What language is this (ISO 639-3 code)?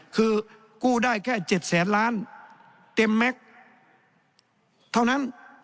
tha